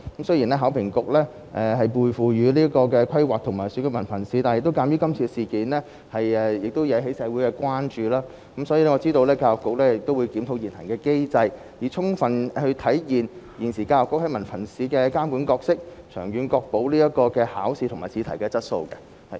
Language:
Cantonese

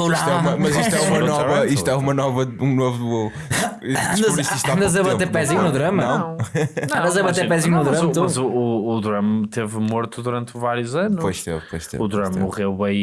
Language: Portuguese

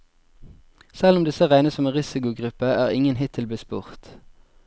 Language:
Norwegian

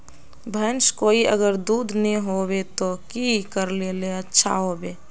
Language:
Magahi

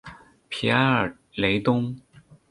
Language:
Chinese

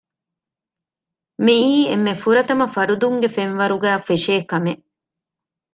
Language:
Divehi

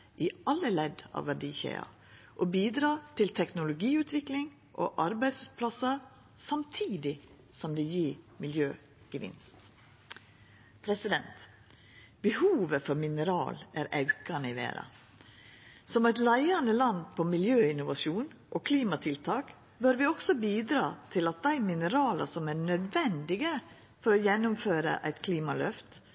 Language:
Norwegian Nynorsk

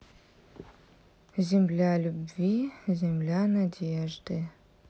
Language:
Russian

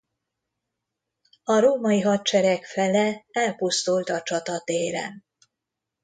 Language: Hungarian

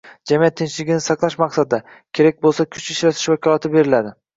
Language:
Uzbek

